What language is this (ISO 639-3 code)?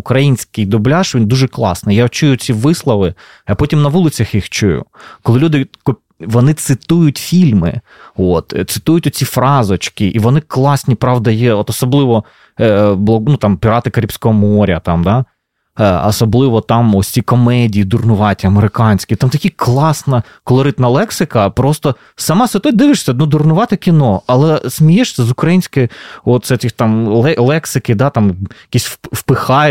ukr